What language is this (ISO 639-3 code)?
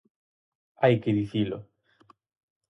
glg